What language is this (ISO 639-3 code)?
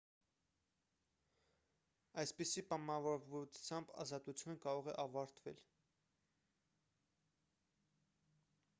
hye